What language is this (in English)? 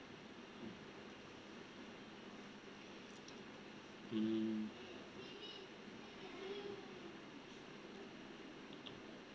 English